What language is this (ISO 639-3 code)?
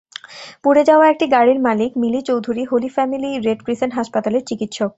ben